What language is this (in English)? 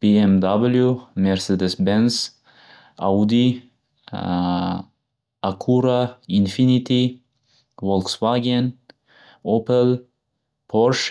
Uzbek